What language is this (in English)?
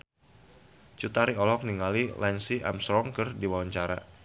Sundanese